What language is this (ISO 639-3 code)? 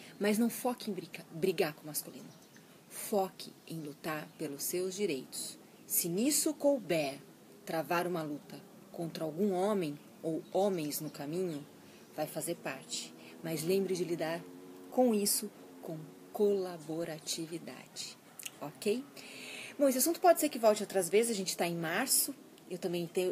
por